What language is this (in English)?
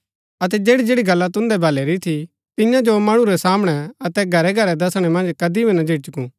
Gaddi